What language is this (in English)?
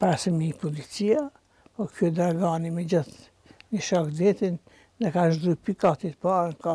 Romanian